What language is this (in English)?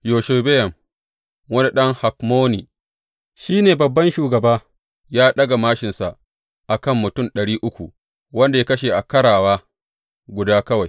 Hausa